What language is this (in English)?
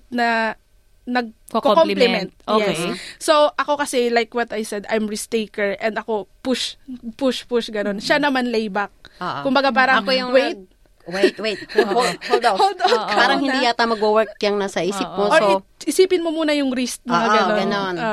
Filipino